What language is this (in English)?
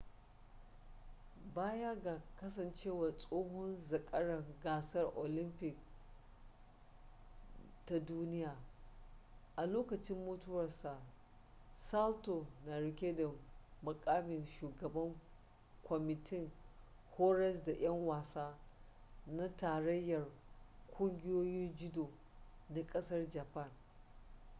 Hausa